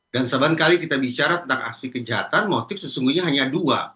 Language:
Indonesian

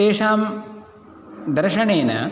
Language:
Sanskrit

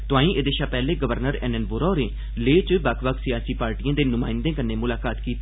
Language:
Dogri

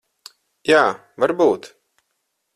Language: Latvian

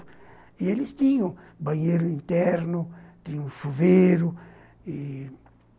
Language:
Portuguese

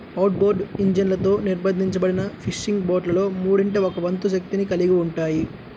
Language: Telugu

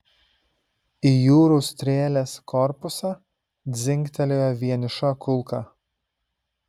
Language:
Lithuanian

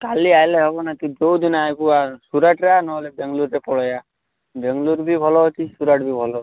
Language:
Odia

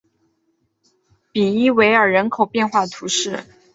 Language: Chinese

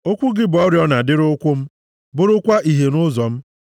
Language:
Igbo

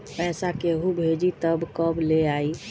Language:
Magahi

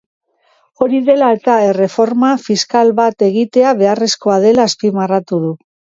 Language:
Basque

